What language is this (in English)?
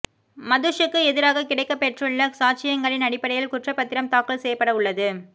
Tamil